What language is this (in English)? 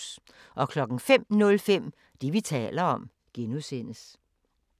Danish